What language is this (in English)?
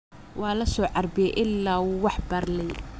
Somali